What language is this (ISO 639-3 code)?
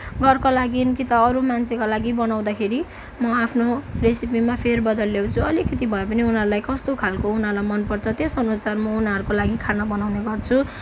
nep